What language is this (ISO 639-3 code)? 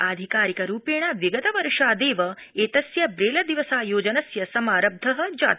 san